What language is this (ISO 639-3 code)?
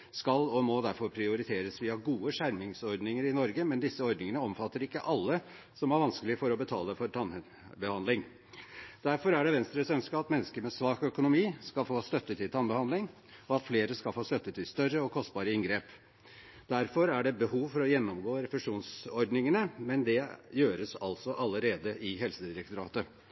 nob